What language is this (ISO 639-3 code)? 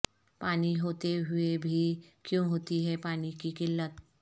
urd